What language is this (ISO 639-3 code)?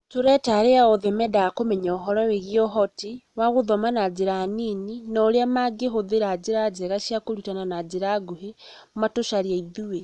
kik